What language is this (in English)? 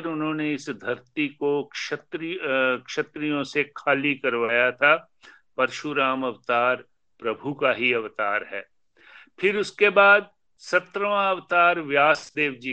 Hindi